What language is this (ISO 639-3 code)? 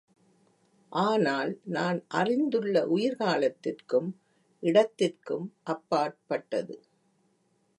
tam